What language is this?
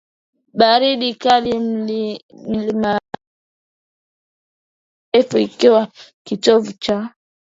Swahili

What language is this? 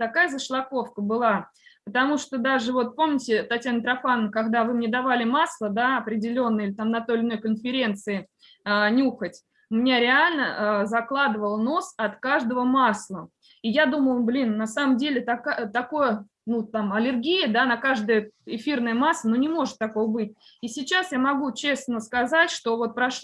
Russian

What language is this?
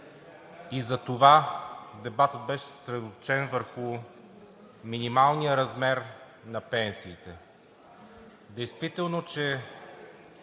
Bulgarian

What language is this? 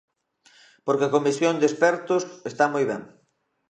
Galician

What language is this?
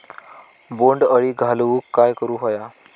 Marathi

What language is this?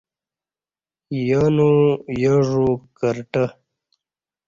Kati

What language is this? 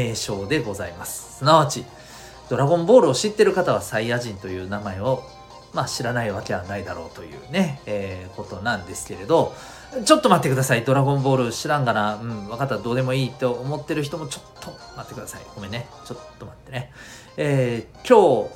Japanese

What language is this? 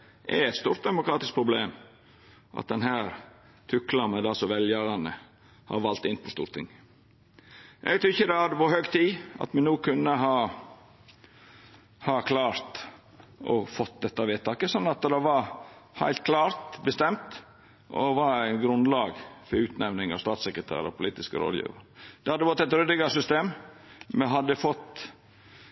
Norwegian Nynorsk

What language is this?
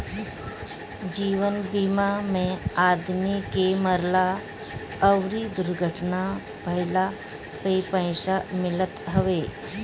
Bhojpuri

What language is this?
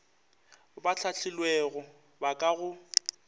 Northern Sotho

